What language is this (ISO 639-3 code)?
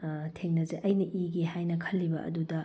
mni